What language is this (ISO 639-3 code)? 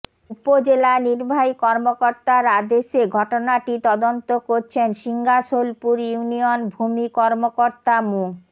ben